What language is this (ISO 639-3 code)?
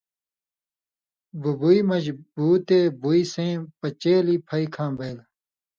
mvy